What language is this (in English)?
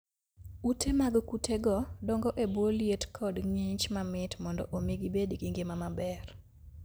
Luo (Kenya and Tanzania)